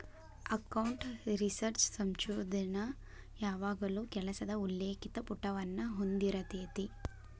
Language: Kannada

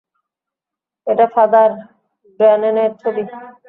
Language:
Bangla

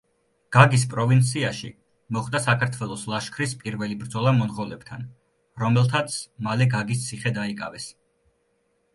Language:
Georgian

